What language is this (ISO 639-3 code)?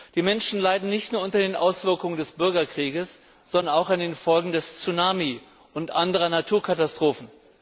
deu